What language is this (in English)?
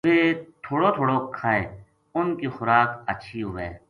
Gujari